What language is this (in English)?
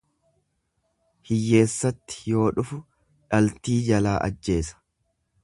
Oromo